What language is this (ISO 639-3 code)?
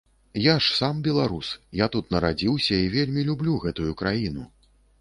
bel